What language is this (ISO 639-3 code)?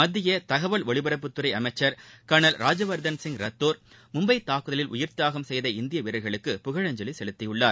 tam